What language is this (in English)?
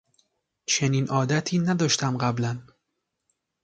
Persian